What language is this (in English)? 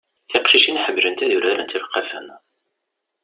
Kabyle